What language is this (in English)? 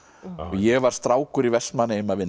Icelandic